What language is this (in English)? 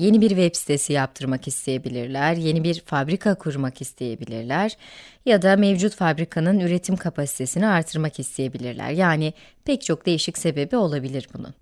Turkish